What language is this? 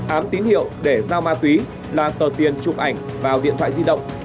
Vietnamese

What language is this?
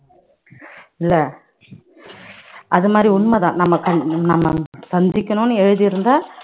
Tamil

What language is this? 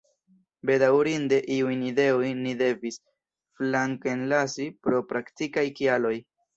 Esperanto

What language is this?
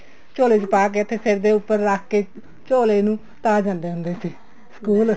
Punjabi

